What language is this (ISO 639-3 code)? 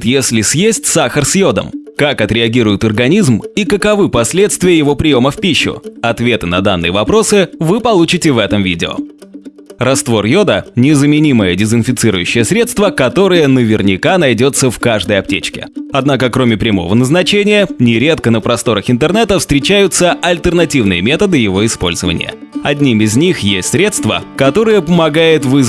rus